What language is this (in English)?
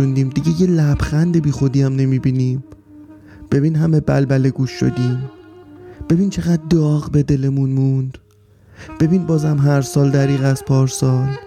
Persian